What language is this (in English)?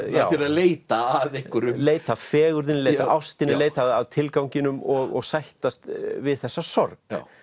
Icelandic